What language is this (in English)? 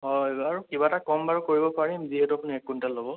Assamese